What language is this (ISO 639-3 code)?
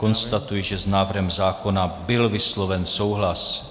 ces